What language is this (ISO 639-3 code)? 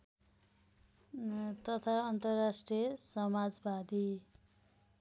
nep